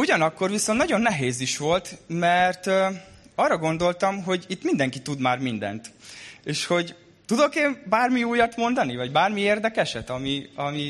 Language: Hungarian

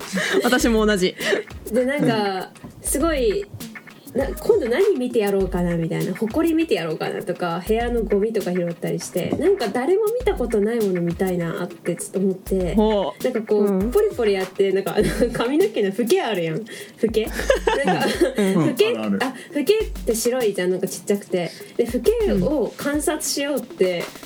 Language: Japanese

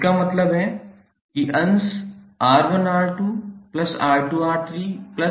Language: Hindi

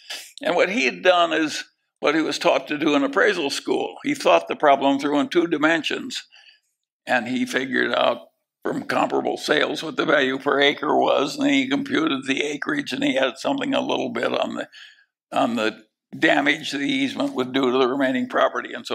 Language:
English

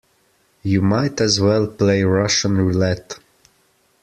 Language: English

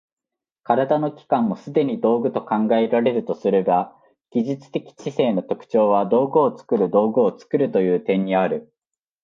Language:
Japanese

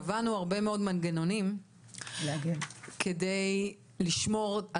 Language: Hebrew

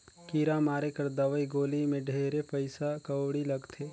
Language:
Chhattisgarhi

